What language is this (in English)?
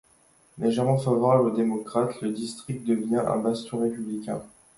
French